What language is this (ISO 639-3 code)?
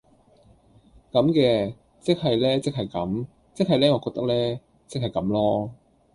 yue